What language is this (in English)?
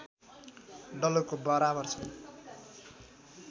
Nepali